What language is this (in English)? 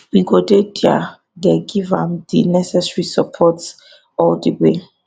Nigerian Pidgin